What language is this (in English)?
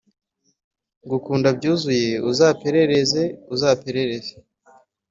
Kinyarwanda